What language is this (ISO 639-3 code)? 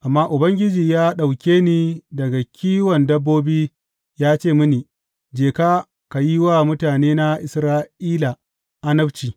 hau